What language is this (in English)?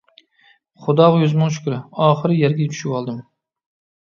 Uyghur